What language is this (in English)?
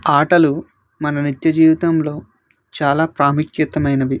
Telugu